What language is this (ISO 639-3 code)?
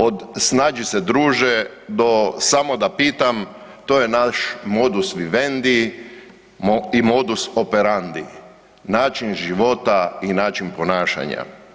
hrv